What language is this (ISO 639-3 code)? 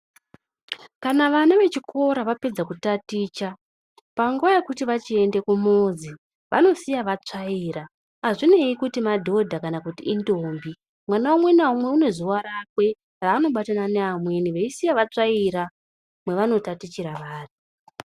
ndc